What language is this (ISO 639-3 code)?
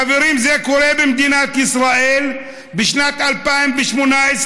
heb